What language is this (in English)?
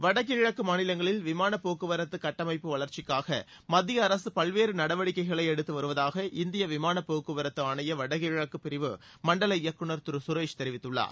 Tamil